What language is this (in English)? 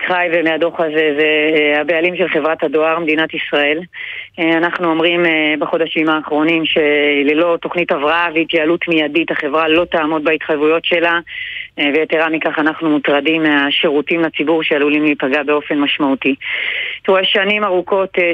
Hebrew